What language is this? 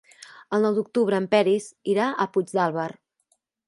Catalan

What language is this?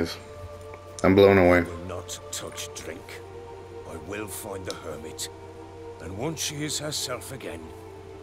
English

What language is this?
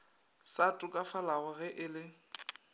Northern Sotho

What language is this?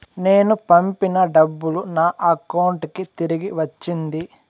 Telugu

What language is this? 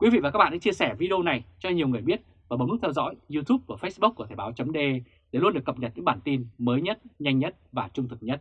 Vietnamese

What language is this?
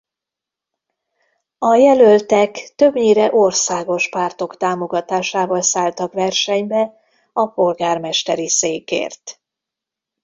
Hungarian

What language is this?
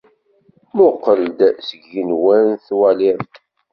Kabyle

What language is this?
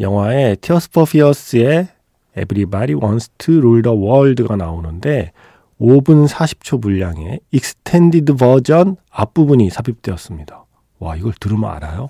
Korean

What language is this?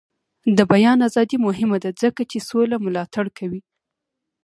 Pashto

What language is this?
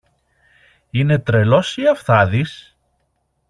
Greek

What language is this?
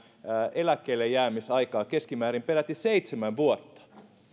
Finnish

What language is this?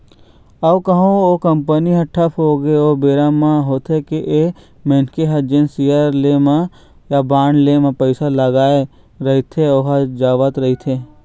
Chhattisgarhi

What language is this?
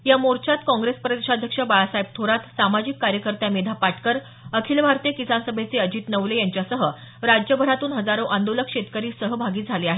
Marathi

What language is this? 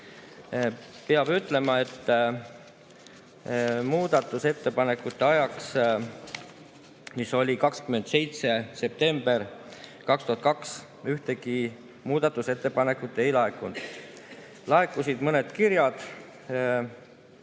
Estonian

